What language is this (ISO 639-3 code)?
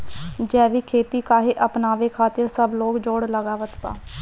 bho